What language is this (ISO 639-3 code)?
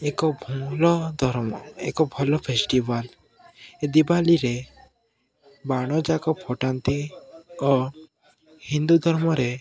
ori